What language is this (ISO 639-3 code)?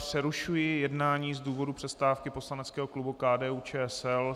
ces